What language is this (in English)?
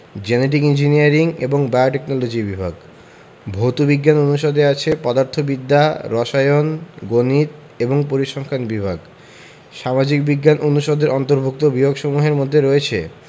Bangla